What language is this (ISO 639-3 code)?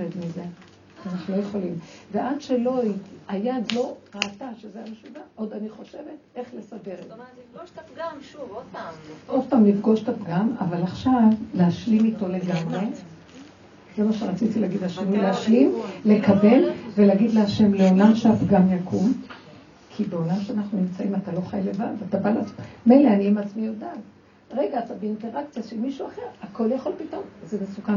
heb